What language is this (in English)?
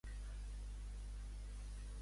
Catalan